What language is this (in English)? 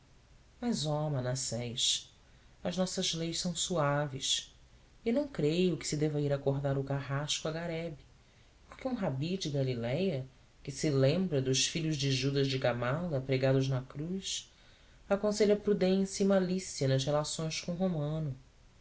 Portuguese